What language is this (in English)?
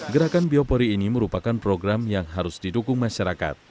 Indonesian